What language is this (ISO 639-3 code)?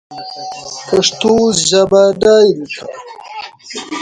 fas